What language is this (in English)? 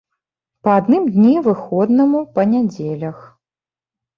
Belarusian